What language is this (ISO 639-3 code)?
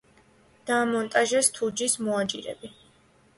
kat